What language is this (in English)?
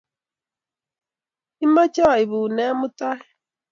Kalenjin